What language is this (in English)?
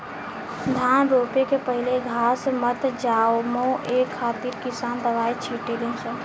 Bhojpuri